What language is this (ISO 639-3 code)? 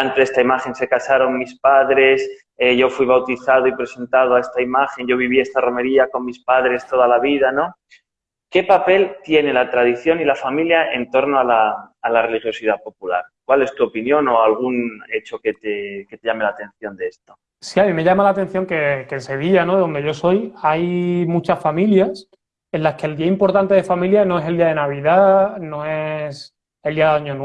spa